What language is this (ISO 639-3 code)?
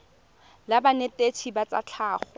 tsn